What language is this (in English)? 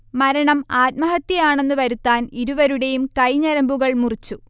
Malayalam